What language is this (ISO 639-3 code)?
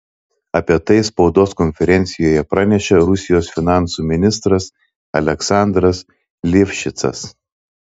lit